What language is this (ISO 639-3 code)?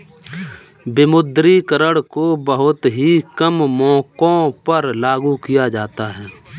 hin